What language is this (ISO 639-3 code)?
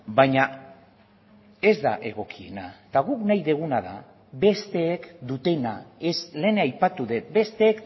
eus